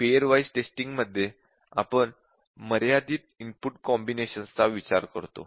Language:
Marathi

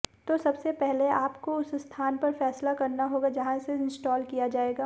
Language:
Hindi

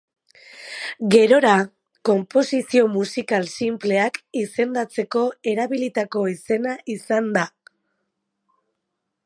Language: Basque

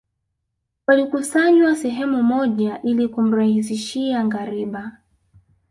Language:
Swahili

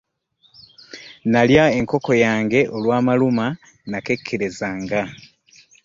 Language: Ganda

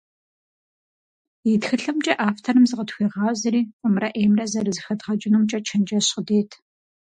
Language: Kabardian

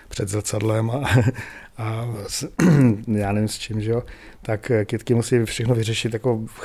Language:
Czech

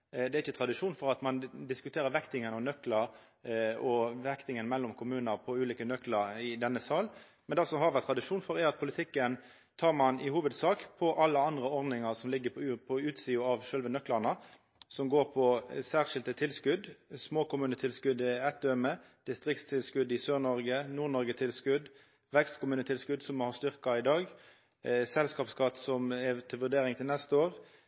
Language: Norwegian Nynorsk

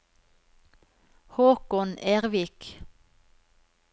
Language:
Norwegian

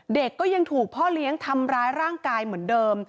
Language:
Thai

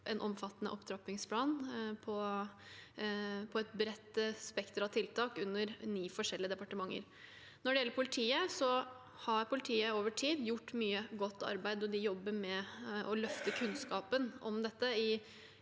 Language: Norwegian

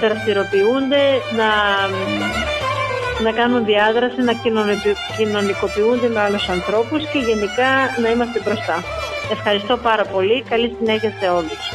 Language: Greek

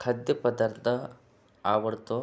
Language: Marathi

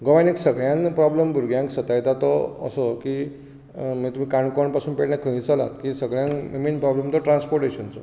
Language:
Konkani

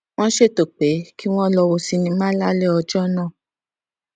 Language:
Yoruba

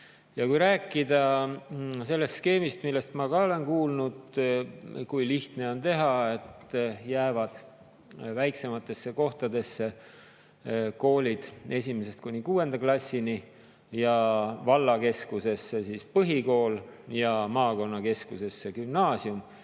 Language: Estonian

